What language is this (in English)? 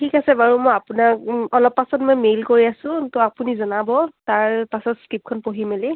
Assamese